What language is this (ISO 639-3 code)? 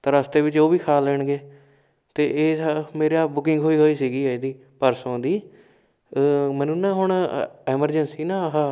pan